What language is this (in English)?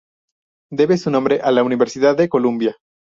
Spanish